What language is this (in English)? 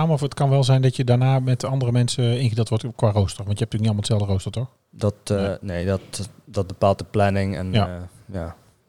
Dutch